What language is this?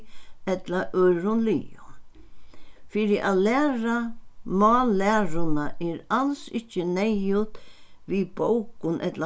Faroese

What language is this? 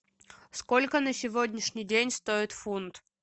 Russian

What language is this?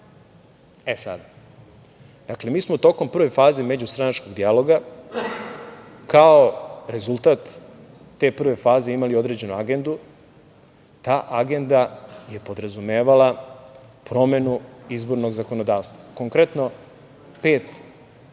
Serbian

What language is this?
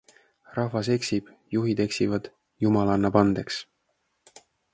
Estonian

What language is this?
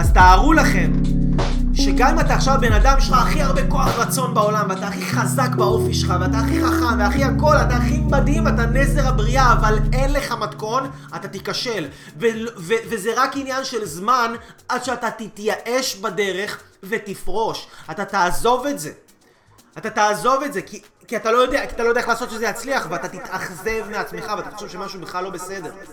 Hebrew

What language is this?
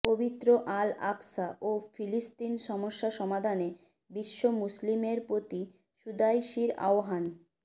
Bangla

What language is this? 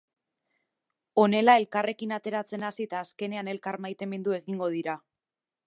Basque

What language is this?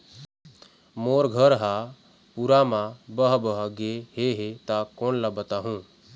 Chhattisgarhi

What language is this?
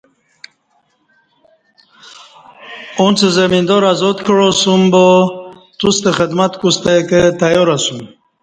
Kati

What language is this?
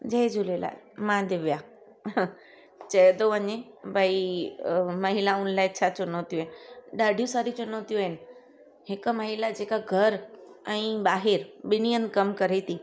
Sindhi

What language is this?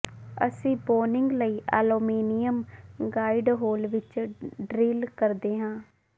Punjabi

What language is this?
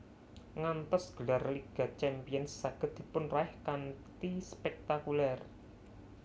Javanese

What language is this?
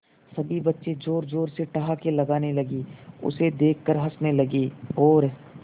Hindi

